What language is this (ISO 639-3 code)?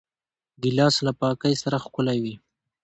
pus